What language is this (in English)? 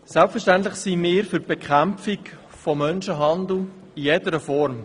Swiss German